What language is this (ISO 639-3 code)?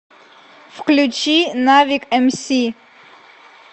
rus